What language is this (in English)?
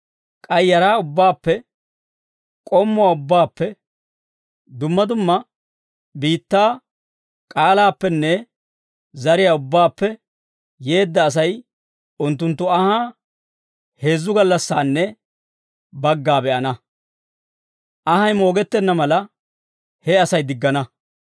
Dawro